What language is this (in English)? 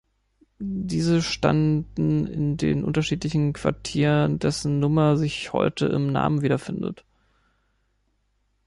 German